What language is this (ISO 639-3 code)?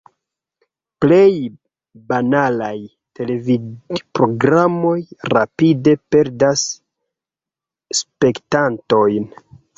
epo